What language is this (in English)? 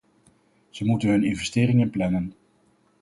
Dutch